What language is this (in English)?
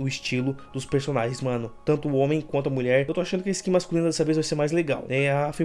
Portuguese